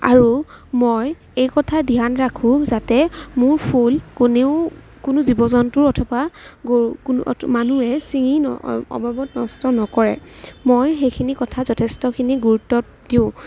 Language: Assamese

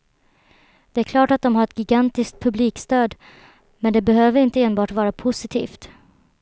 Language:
Swedish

